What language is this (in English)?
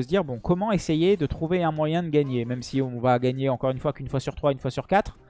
French